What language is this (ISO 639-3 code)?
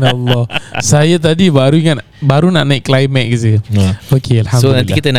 msa